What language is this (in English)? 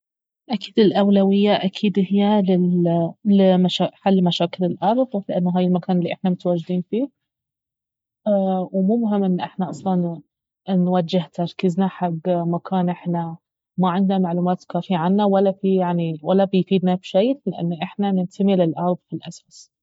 Baharna Arabic